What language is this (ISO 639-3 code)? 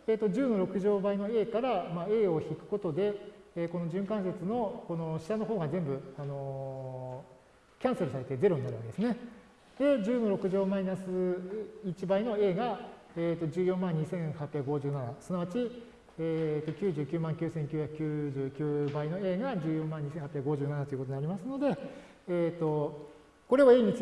jpn